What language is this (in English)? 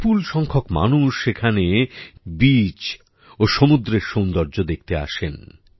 Bangla